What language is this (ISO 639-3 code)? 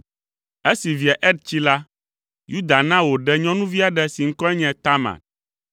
ewe